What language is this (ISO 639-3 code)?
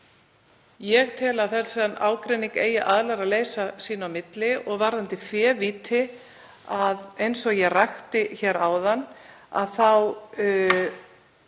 isl